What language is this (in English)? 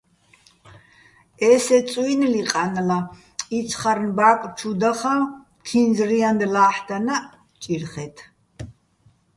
Bats